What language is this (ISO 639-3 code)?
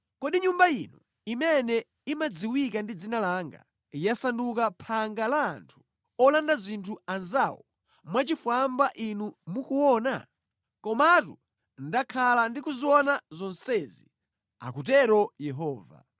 nya